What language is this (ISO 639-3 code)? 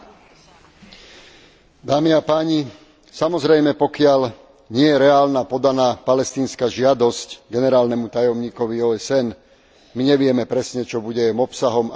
slk